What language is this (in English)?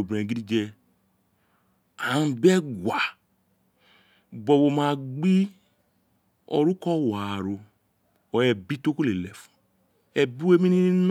Isekiri